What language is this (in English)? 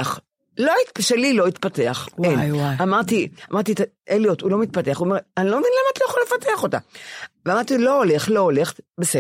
Hebrew